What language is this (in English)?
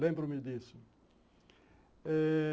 Portuguese